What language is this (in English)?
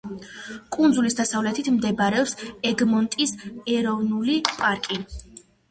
Georgian